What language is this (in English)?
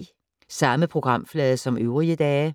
Danish